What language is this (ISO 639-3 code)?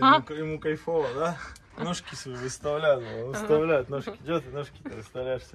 rus